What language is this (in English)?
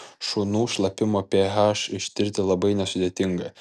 Lithuanian